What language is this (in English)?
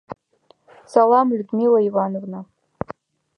Mari